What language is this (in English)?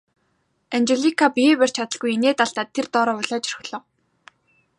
Mongolian